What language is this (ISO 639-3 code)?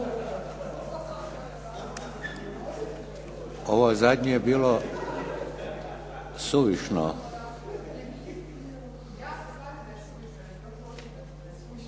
hrv